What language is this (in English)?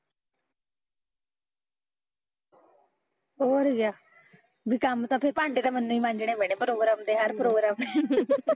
Punjabi